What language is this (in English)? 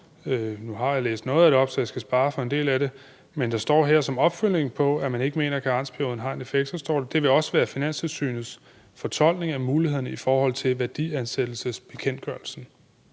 Danish